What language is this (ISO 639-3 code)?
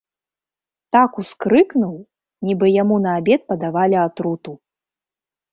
bel